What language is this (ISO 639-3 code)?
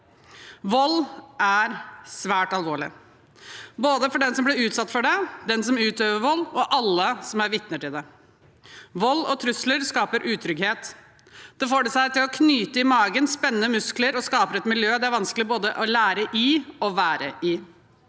nor